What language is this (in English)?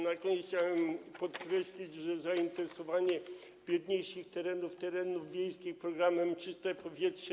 Polish